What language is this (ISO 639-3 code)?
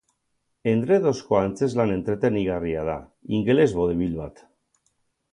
eus